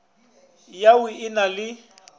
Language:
Northern Sotho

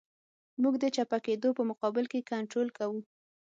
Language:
Pashto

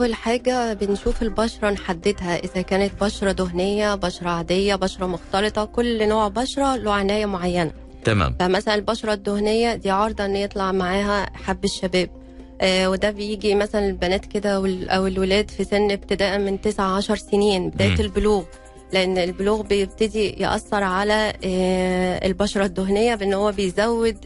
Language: Arabic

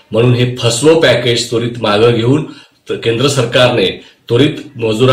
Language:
Romanian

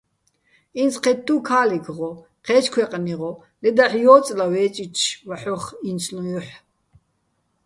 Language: Bats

